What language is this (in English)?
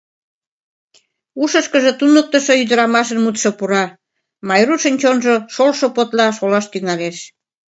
Mari